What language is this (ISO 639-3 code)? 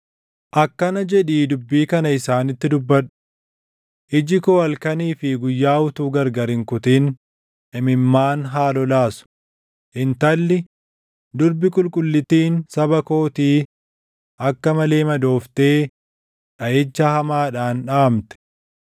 orm